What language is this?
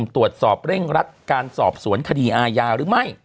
Thai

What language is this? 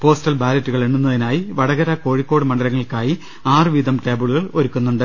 Malayalam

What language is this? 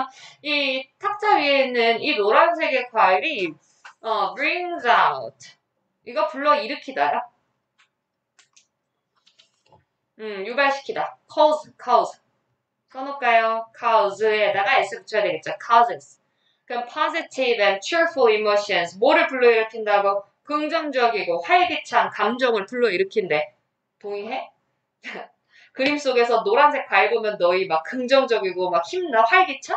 Korean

